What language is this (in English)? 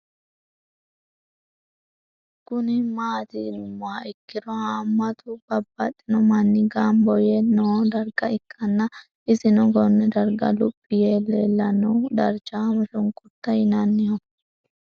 Sidamo